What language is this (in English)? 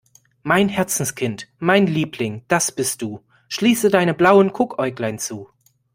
German